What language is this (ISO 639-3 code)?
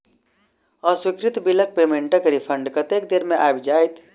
mai